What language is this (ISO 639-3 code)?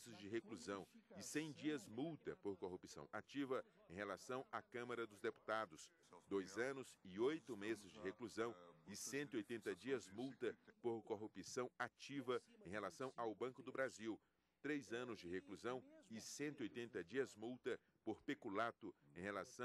por